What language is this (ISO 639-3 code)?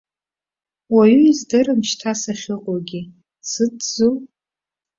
abk